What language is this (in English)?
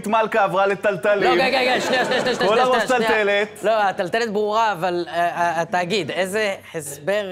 Hebrew